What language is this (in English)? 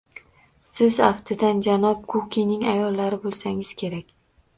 Uzbek